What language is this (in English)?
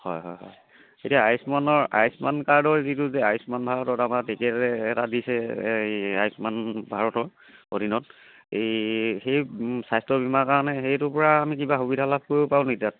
Assamese